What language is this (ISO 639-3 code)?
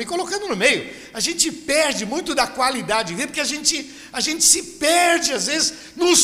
por